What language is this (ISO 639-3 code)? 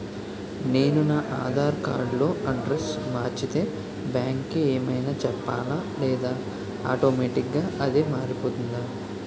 tel